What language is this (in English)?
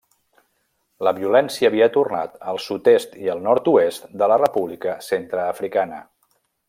Catalan